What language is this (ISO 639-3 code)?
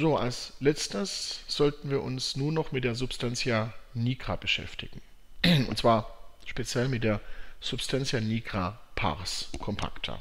deu